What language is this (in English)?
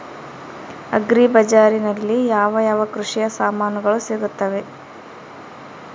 Kannada